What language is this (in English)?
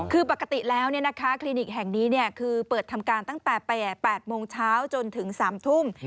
Thai